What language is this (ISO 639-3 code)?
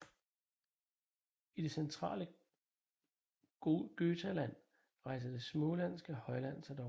dan